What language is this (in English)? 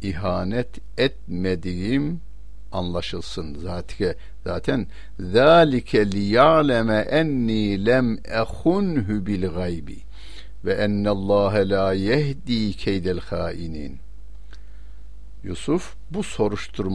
Turkish